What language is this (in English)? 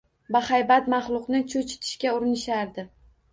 Uzbek